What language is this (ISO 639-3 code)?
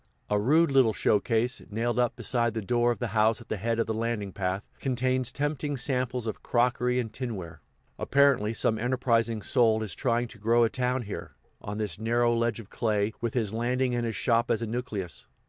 eng